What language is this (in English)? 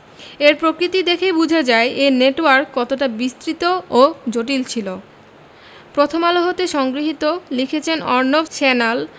Bangla